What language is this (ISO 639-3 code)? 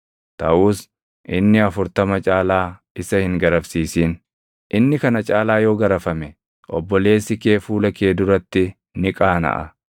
orm